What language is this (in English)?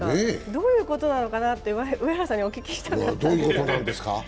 Japanese